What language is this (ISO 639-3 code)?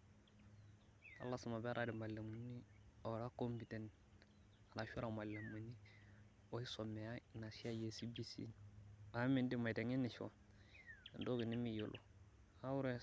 mas